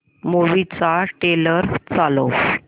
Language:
Marathi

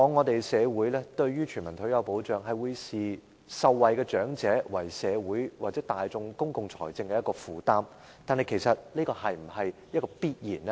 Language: Cantonese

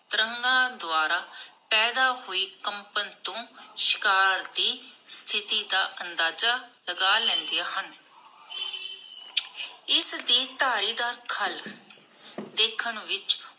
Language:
Punjabi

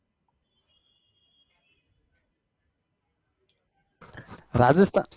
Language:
Gujarati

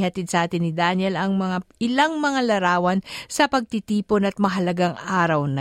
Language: Filipino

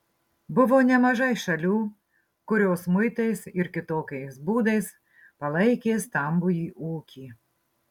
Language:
Lithuanian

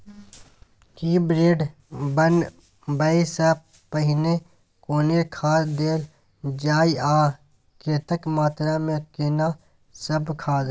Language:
Maithili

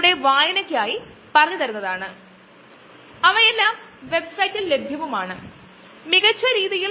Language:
Malayalam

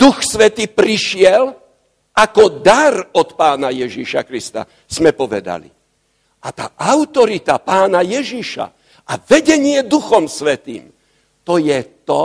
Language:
Slovak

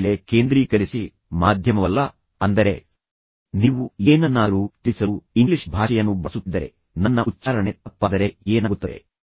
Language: Kannada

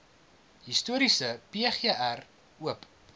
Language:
Afrikaans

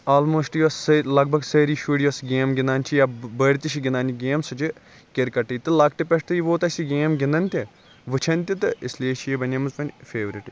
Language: Kashmiri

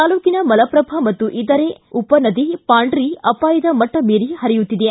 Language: Kannada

